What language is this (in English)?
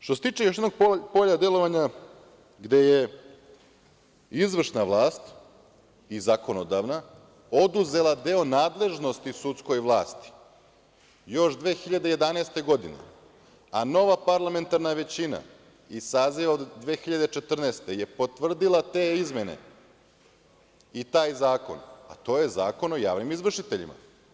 Serbian